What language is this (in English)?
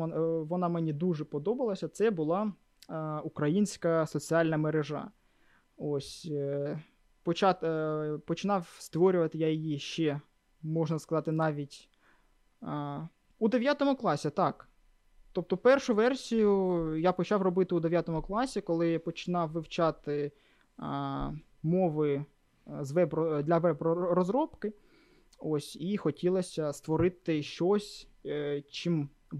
Ukrainian